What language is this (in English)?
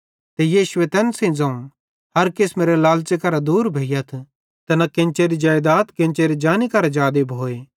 Bhadrawahi